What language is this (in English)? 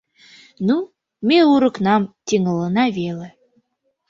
Mari